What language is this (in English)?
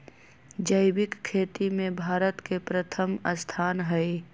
Magahi